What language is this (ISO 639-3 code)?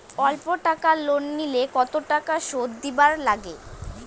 ben